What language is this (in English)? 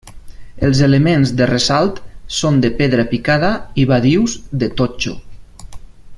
Catalan